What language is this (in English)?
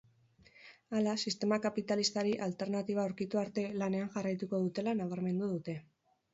Basque